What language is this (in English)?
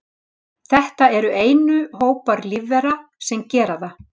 Icelandic